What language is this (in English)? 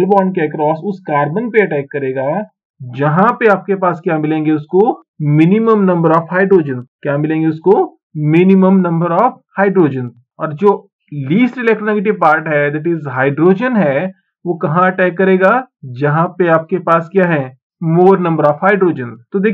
Hindi